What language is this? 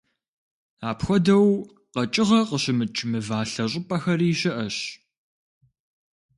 Kabardian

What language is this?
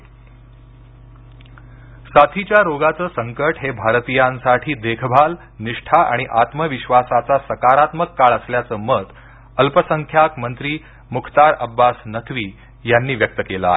Marathi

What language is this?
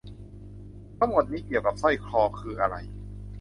Thai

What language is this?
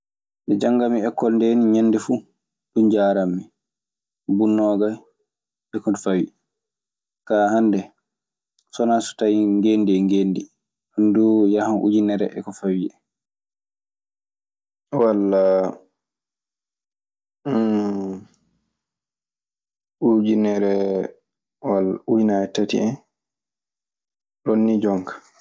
Maasina Fulfulde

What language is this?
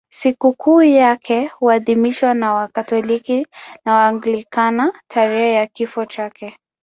Swahili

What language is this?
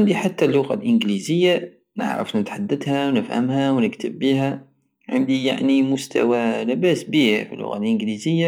Algerian Saharan Arabic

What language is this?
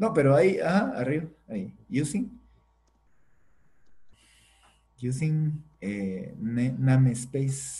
Spanish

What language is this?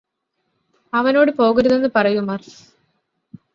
Malayalam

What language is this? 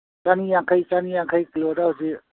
Manipuri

